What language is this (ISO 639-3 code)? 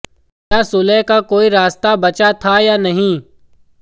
hin